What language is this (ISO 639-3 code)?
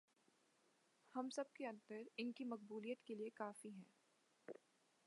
urd